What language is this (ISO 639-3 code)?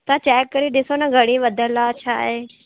snd